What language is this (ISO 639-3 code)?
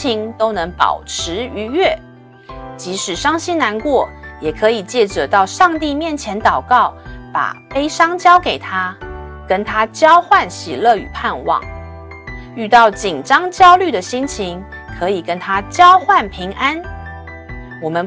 zho